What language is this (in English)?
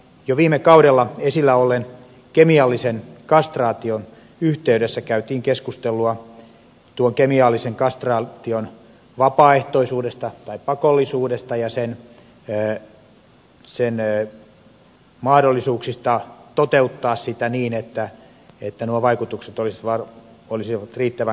Finnish